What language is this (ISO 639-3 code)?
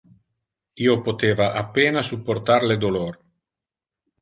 ina